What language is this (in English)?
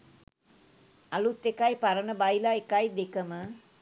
Sinhala